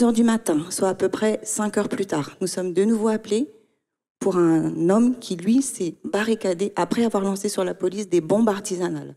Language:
French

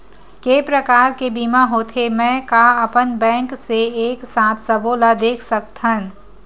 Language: Chhattisgarhi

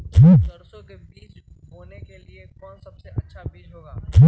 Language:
Magahi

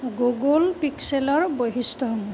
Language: Assamese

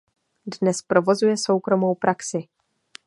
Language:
Czech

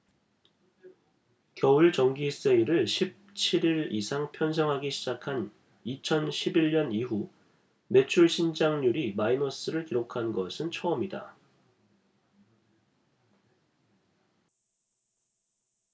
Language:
Korean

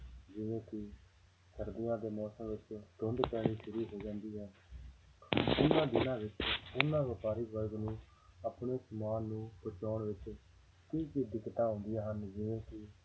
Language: Punjabi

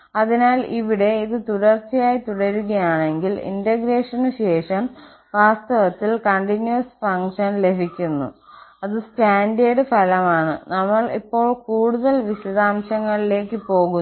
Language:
Malayalam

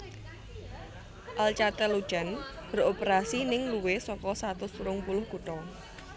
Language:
Javanese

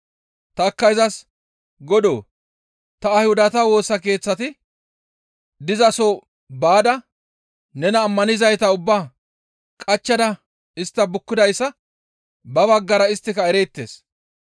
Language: Gamo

